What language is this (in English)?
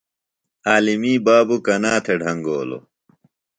Phalura